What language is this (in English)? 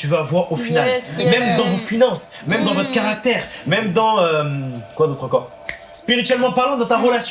French